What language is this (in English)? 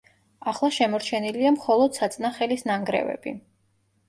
Georgian